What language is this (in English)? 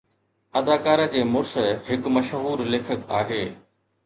Sindhi